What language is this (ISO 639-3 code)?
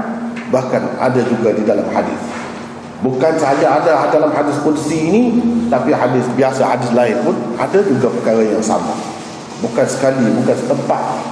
msa